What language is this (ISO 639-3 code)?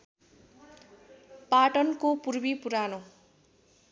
nep